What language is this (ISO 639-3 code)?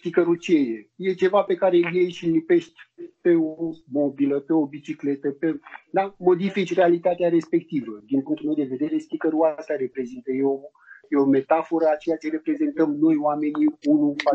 ron